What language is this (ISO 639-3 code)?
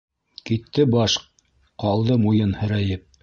bak